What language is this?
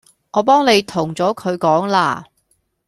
Cantonese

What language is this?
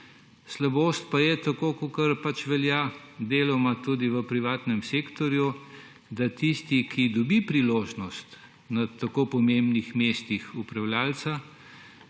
Slovenian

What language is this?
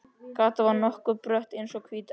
Icelandic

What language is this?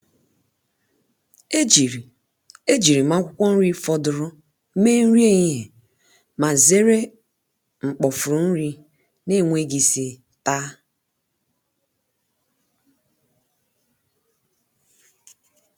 Igbo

